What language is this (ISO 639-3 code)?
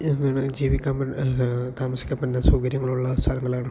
mal